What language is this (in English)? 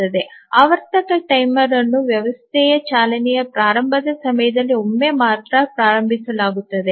Kannada